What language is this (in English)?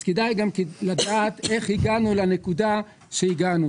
Hebrew